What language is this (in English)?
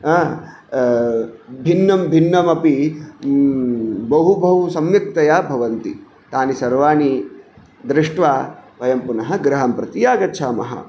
Sanskrit